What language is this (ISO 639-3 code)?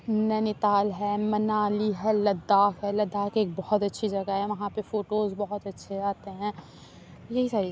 urd